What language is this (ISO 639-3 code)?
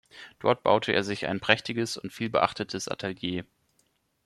deu